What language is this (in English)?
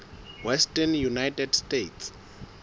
Southern Sotho